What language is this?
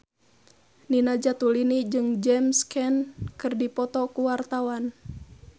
Sundanese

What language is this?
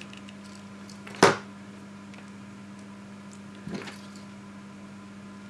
Russian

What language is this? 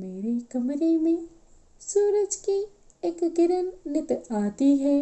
Hindi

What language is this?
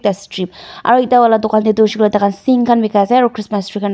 Naga Pidgin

